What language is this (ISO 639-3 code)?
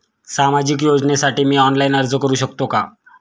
mar